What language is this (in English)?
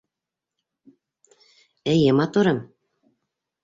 Bashkir